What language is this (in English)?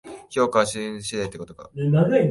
Japanese